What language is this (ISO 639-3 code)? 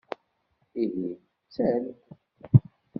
kab